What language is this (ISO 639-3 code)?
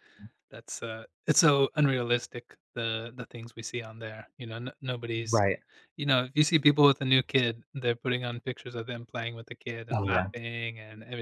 eng